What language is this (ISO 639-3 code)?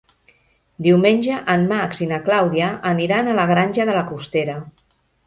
cat